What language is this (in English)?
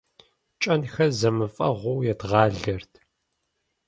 Kabardian